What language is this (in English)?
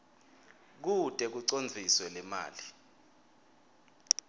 Swati